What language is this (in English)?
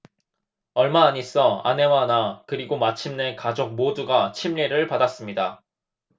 Korean